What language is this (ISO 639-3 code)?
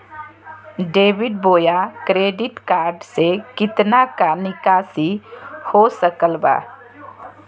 mag